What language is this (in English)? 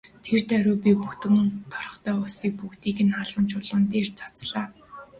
Mongolian